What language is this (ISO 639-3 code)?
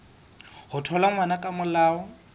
sot